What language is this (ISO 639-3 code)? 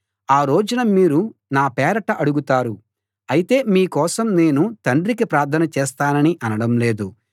tel